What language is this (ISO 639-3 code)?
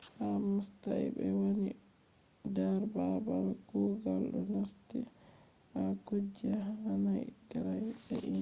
ful